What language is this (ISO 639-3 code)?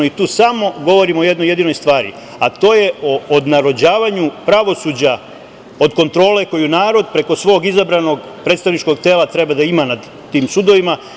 srp